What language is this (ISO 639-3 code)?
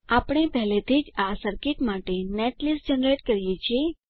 guj